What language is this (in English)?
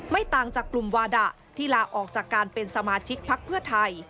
Thai